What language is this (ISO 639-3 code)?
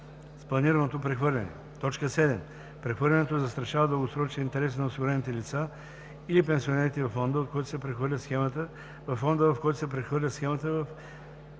bul